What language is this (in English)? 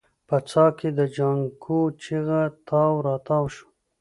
Pashto